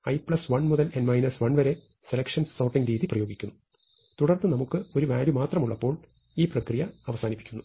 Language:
Malayalam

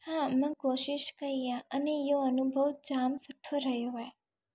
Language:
Sindhi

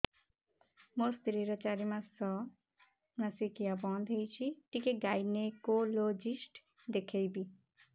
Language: Odia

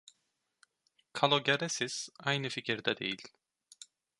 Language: Turkish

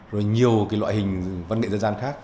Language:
Vietnamese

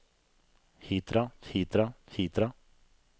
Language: Norwegian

